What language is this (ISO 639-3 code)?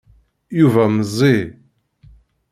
kab